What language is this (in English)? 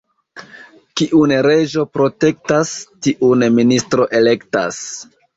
Esperanto